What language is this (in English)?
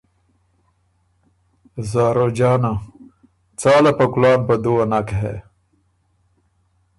Ormuri